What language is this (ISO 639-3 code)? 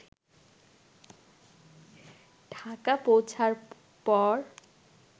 ben